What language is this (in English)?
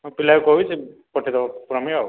Odia